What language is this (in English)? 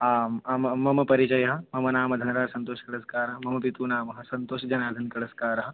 Sanskrit